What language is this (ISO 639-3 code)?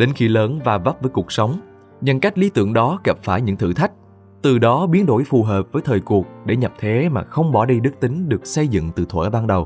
vie